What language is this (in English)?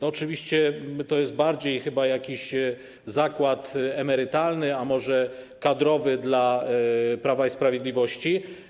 Polish